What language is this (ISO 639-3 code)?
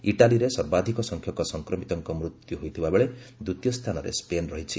ori